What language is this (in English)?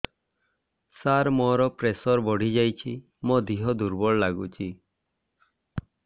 Odia